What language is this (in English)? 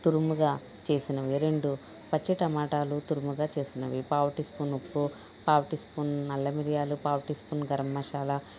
Telugu